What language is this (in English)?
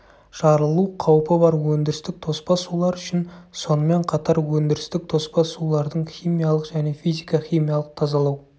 Kazakh